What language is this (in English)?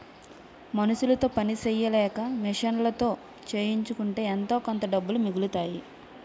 Telugu